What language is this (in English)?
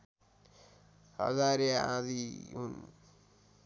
Nepali